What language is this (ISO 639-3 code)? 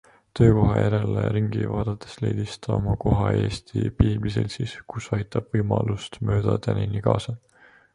est